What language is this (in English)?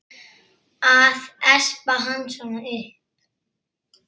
Icelandic